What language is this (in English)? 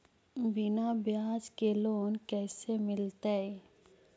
Magahi